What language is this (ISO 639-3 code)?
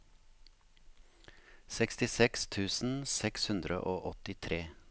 nor